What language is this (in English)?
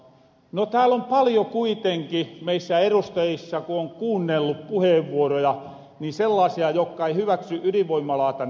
Finnish